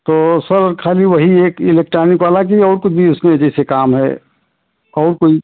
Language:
Hindi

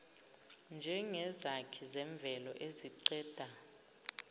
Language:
Zulu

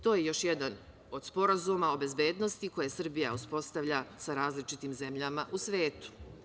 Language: Serbian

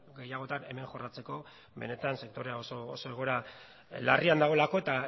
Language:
Basque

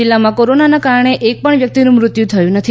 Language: Gujarati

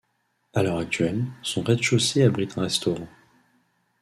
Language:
French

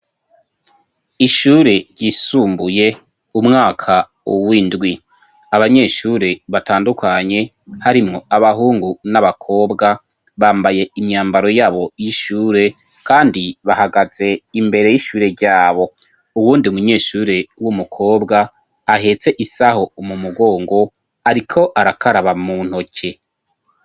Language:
Rundi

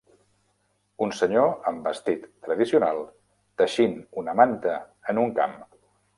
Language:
Catalan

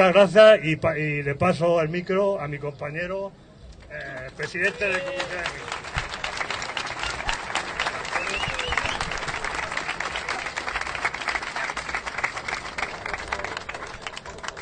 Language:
Spanish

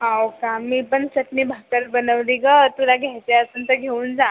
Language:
Marathi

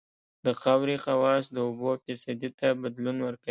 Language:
Pashto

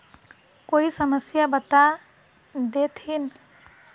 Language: Magahi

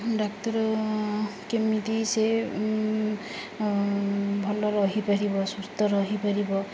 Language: Odia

